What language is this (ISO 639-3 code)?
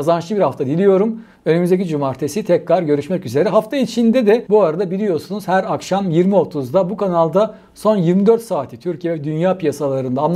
tur